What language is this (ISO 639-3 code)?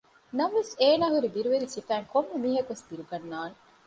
div